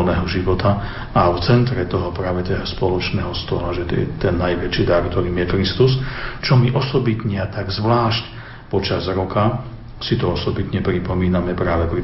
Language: Slovak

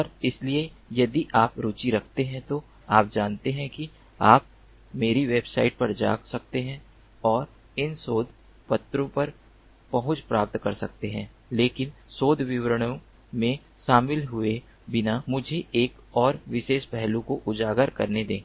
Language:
Hindi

